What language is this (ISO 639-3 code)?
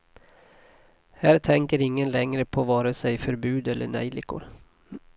swe